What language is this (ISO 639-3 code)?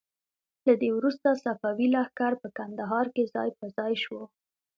pus